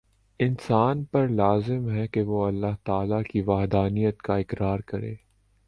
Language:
Urdu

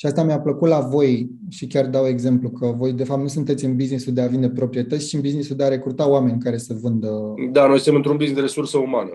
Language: Romanian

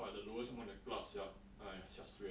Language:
English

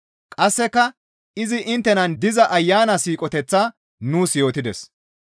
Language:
Gamo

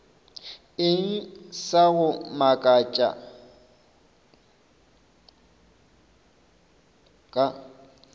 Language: Northern Sotho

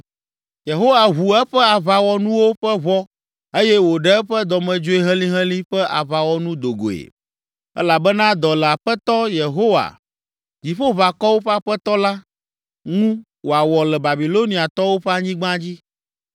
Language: Ewe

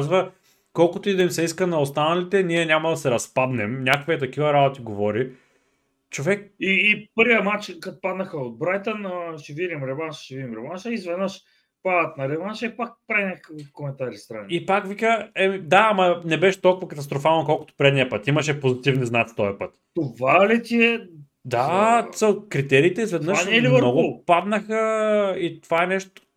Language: Bulgarian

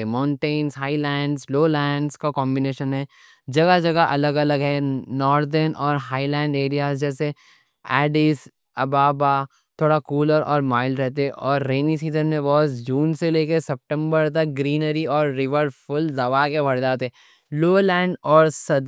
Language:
Deccan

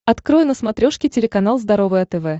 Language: Russian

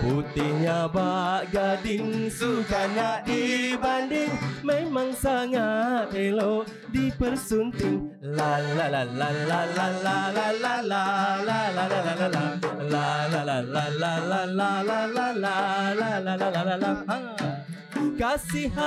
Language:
Malay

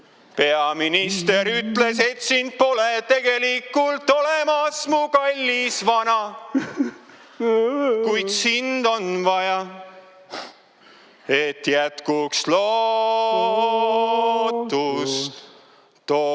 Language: Estonian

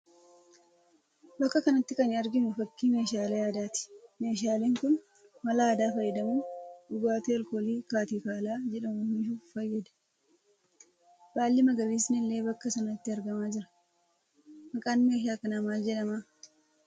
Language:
Oromo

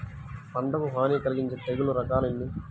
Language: Telugu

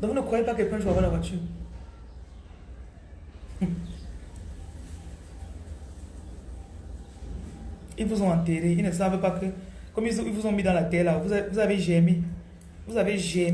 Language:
French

